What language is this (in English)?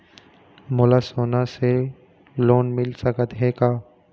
Chhattisgarhi